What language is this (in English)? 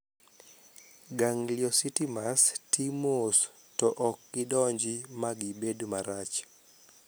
Luo (Kenya and Tanzania)